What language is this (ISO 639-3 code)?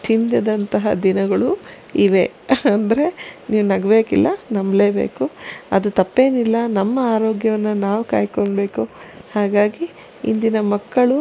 kan